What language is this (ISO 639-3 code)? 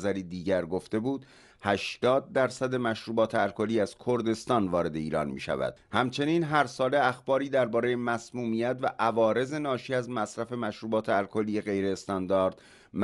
fas